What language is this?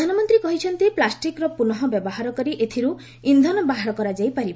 Odia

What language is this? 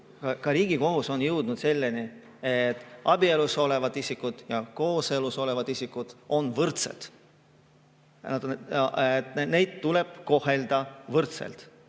Estonian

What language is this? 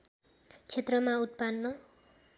Nepali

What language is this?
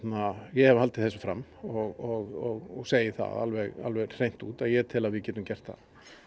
Icelandic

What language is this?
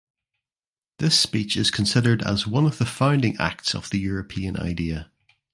English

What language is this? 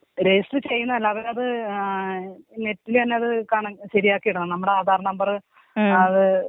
Malayalam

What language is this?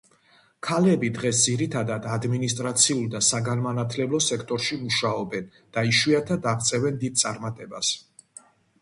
Georgian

